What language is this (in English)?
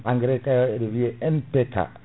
Fula